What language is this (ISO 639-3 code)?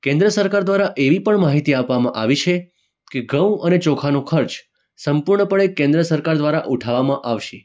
guj